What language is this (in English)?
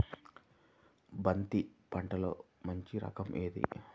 Telugu